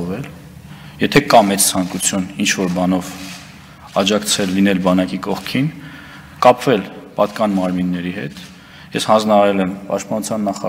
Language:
Romanian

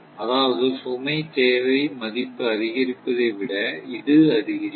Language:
Tamil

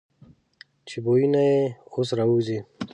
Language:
Pashto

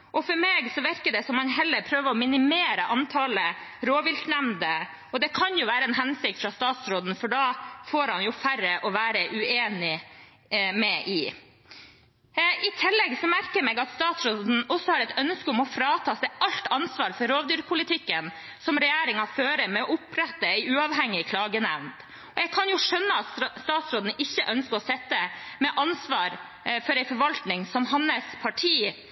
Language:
Norwegian Bokmål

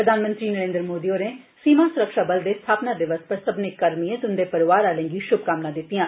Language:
Dogri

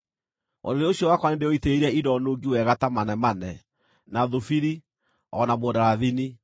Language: Kikuyu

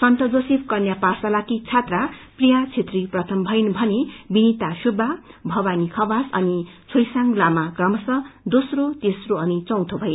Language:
Nepali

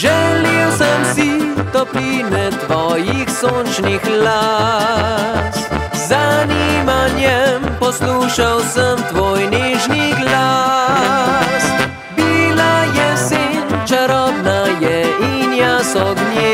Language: Romanian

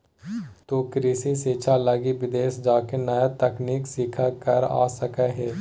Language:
Magahi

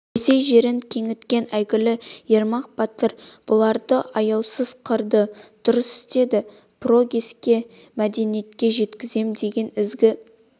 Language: Kazakh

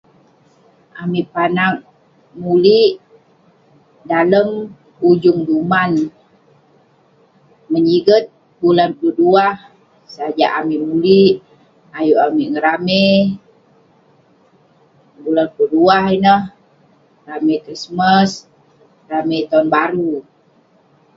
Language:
Western Penan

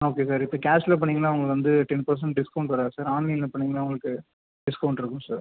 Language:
Tamil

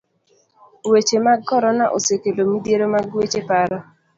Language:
Luo (Kenya and Tanzania)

